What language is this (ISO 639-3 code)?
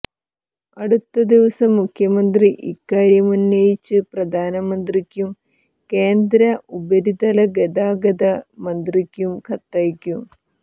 mal